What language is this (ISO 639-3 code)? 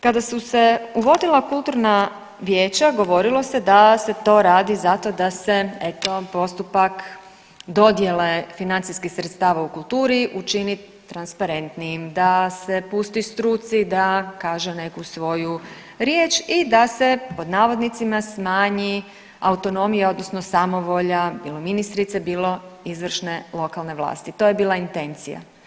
hrv